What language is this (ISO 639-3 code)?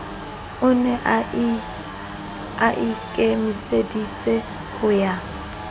sot